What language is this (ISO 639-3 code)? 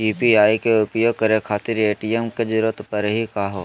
mag